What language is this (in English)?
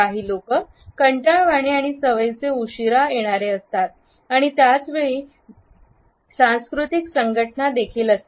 Marathi